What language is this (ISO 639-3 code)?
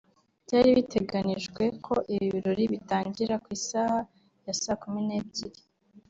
kin